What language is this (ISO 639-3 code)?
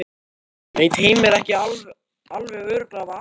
isl